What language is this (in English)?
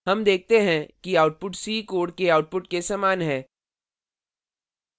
Hindi